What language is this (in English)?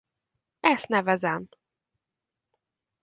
Hungarian